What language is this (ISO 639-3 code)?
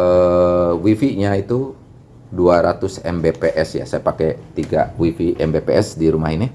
ind